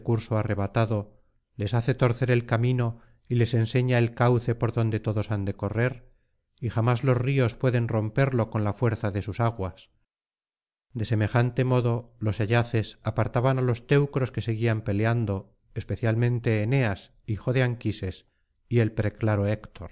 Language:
Spanish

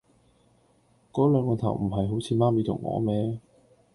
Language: Cantonese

